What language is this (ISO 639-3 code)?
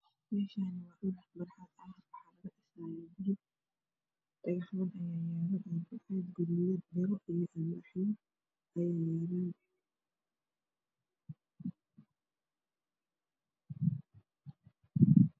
som